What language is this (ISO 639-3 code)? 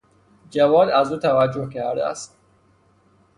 fas